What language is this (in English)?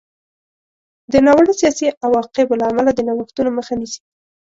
Pashto